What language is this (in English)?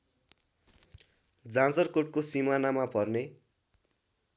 Nepali